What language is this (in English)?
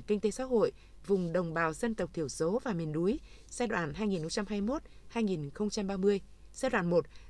Vietnamese